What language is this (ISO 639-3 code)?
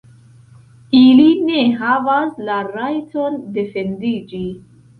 epo